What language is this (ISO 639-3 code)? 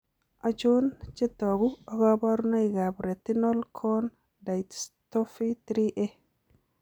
kln